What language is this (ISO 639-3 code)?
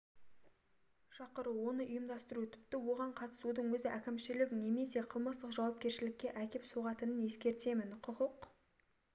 kaz